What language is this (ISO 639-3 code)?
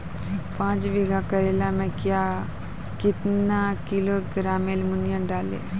mai